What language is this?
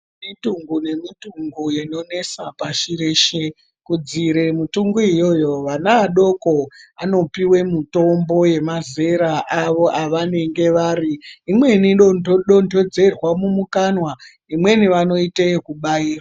Ndau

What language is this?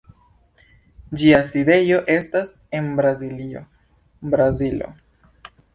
Esperanto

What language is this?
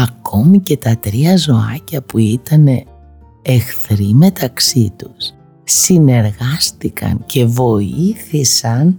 Greek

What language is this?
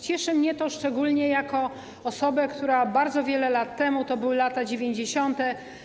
Polish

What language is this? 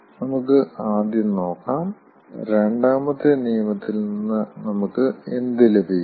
Malayalam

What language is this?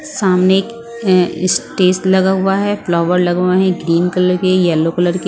Hindi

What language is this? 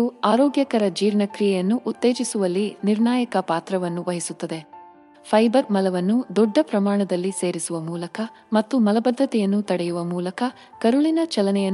Kannada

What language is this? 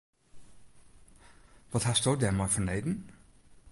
Western Frisian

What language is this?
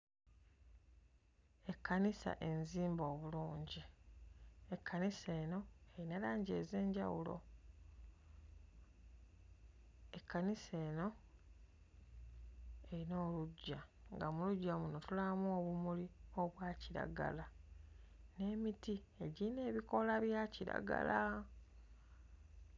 Ganda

